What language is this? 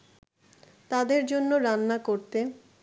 Bangla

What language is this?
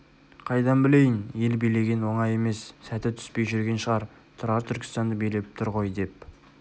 Kazakh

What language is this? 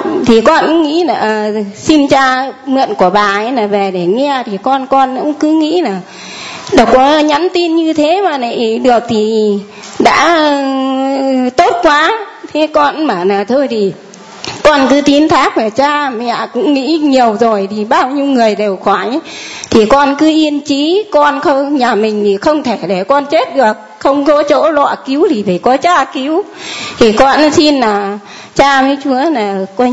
Vietnamese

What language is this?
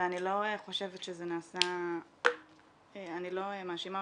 Hebrew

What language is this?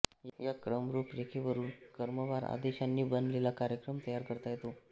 Marathi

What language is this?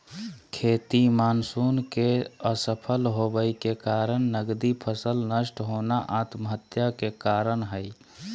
Magahi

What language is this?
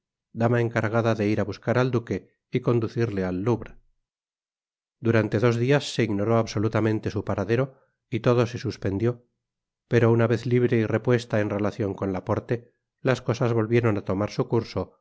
Spanish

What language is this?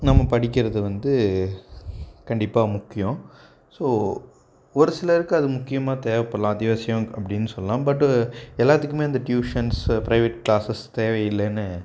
Tamil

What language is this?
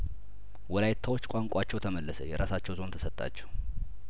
Amharic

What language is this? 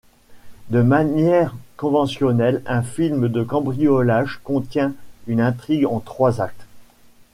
French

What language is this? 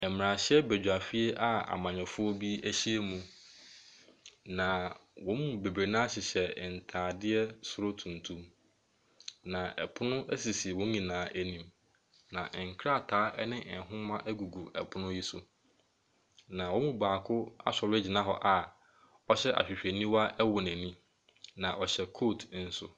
Akan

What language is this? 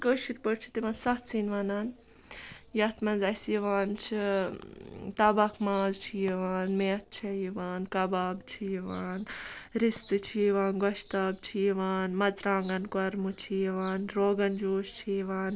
Kashmiri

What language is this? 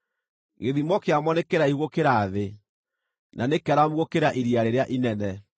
Kikuyu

